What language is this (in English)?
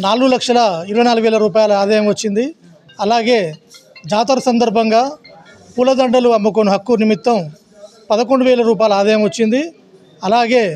Telugu